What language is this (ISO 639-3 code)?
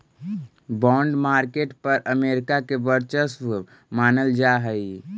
mag